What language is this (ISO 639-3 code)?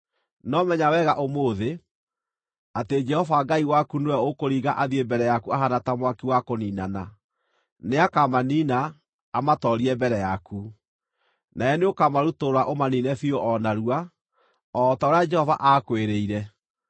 kik